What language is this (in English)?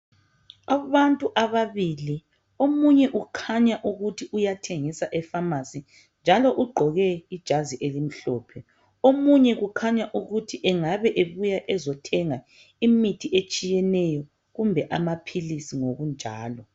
North Ndebele